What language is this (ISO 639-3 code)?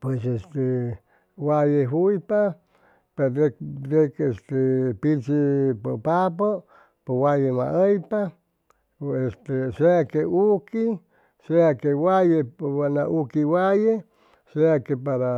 zoh